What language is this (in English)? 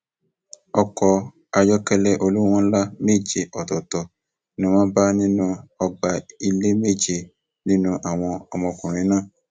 Yoruba